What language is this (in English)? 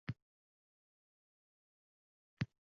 Uzbek